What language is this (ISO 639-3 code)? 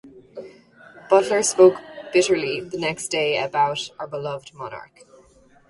eng